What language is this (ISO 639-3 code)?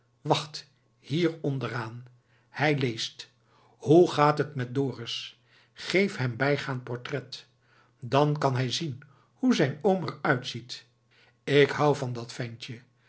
nld